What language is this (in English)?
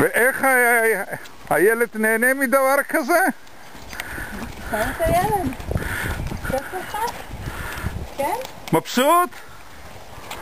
Hebrew